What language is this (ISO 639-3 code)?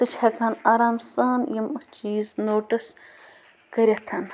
kas